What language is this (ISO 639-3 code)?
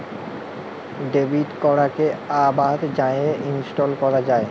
ben